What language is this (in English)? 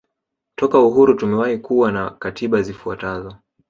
Swahili